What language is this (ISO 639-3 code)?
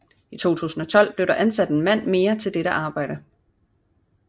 dan